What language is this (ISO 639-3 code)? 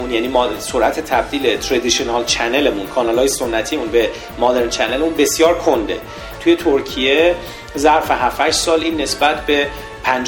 fas